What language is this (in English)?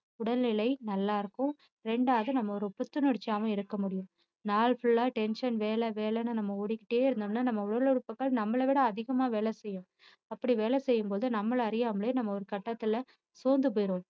Tamil